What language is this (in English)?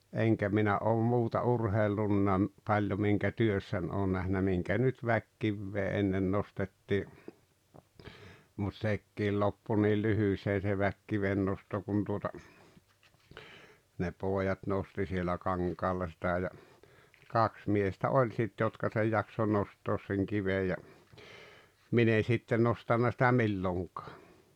Finnish